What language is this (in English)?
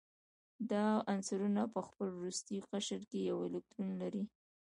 Pashto